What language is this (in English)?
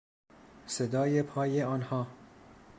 Persian